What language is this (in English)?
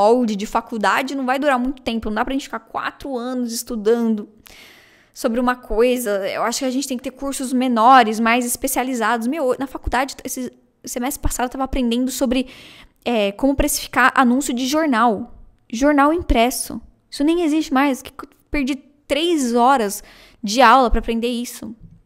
Portuguese